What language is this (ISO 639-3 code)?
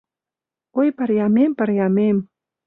chm